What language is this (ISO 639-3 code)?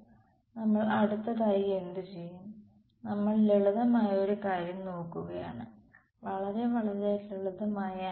mal